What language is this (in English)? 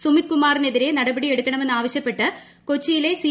Malayalam